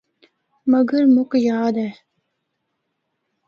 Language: Northern Hindko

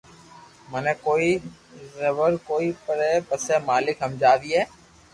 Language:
Loarki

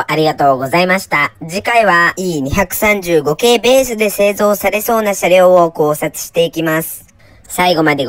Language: Japanese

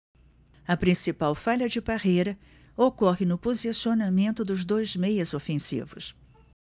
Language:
Portuguese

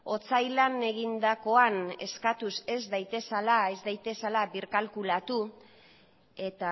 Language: Basque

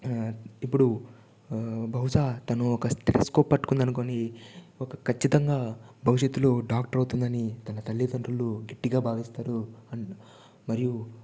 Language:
Telugu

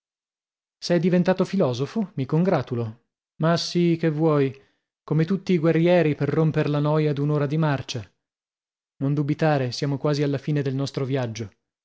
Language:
Italian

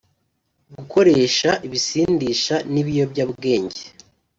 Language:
Kinyarwanda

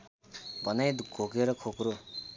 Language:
Nepali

